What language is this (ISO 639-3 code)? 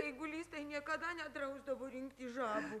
lit